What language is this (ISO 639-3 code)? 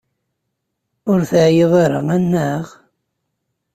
kab